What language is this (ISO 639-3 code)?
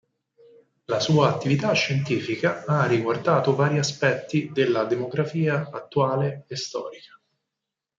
ita